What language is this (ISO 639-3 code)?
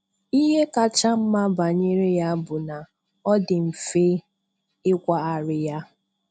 ibo